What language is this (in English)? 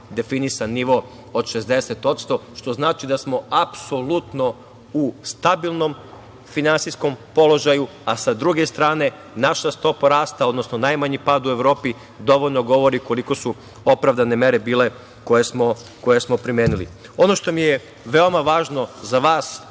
Serbian